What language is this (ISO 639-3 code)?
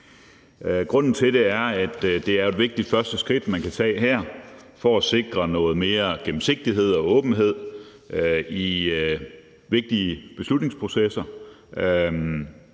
dan